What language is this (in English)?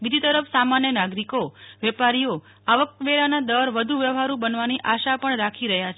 Gujarati